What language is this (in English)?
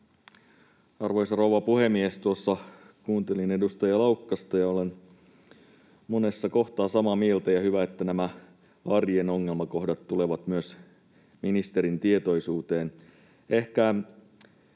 Finnish